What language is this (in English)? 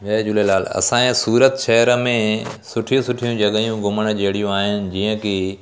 Sindhi